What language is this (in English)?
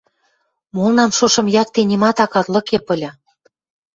Western Mari